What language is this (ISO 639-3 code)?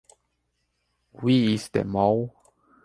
eng